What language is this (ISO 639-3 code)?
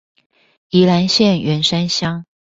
zho